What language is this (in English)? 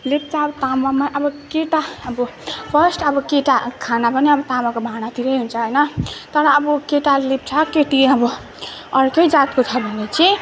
Nepali